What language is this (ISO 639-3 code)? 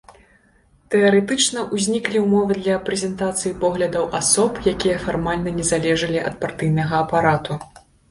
bel